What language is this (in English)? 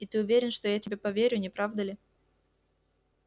Russian